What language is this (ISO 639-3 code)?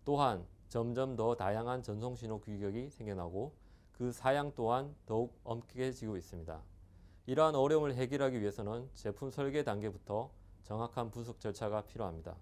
kor